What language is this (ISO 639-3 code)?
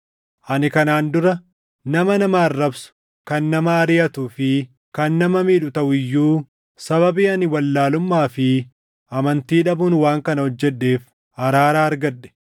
orm